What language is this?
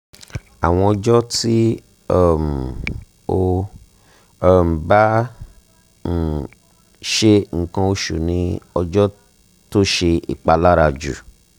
Yoruba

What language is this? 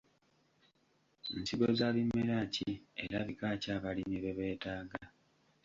Ganda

